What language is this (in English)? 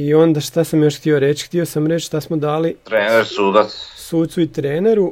Croatian